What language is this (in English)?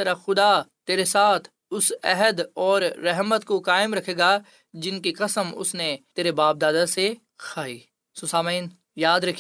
Urdu